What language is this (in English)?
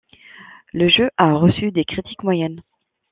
French